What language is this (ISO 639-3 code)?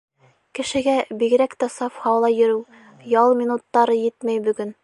bak